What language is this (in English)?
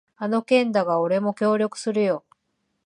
Japanese